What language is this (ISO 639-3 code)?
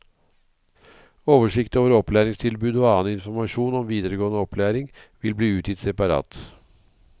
nor